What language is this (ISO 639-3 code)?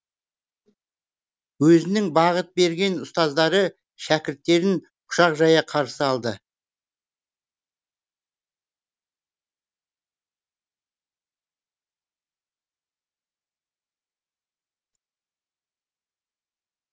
kaz